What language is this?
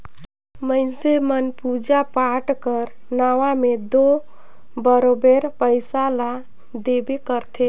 Chhattisgarhi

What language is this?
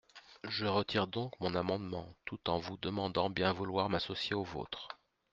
French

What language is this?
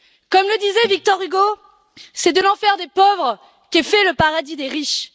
French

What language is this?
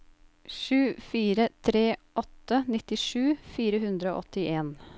Norwegian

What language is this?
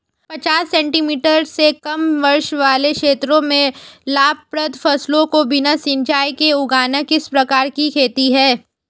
Hindi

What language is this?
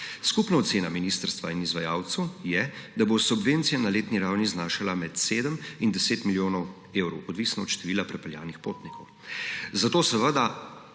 Slovenian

